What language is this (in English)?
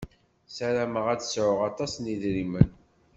Kabyle